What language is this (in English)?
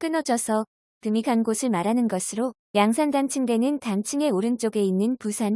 Korean